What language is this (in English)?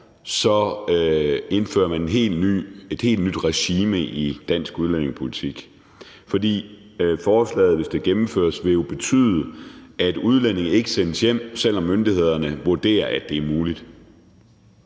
Danish